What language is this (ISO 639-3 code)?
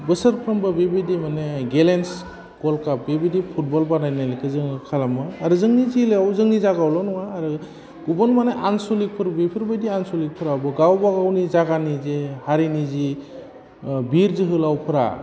brx